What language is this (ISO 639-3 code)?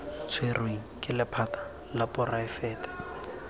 tsn